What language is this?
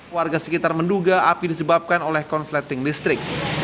Indonesian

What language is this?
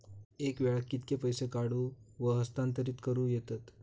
Marathi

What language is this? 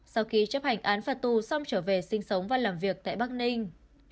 Vietnamese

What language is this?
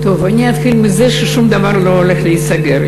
Hebrew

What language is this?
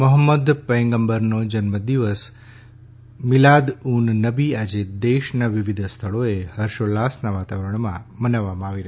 Gujarati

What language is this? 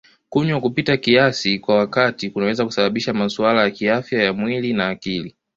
Swahili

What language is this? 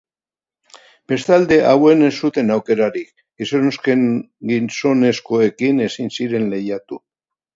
Basque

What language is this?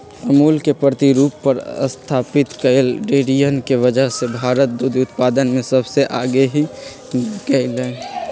Magahi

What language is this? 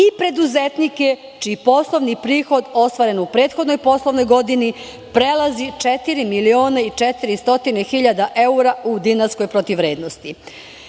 Serbian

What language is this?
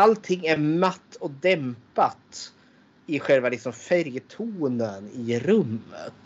Swedish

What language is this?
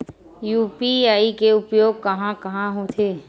Chhattisgarhi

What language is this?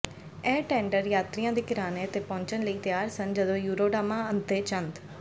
Punjabi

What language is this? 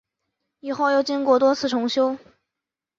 Chinese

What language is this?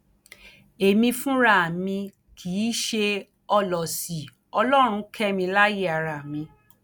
Yoruba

